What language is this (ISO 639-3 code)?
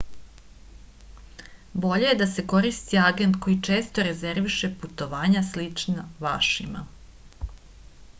srp